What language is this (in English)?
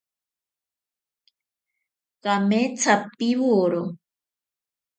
Ashéninka Perené